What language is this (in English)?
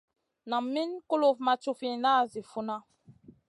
Masana